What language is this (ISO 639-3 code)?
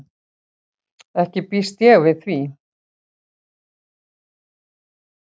isl